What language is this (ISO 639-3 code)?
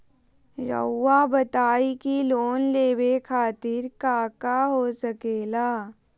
mag